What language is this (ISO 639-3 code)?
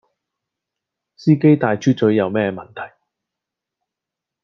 yue